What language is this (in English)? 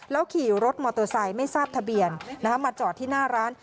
Thai